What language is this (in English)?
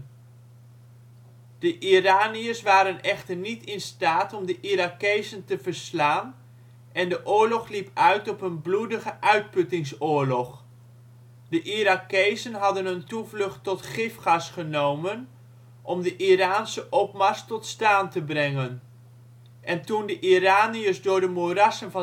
Dutch